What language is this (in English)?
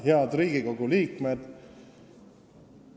Estonian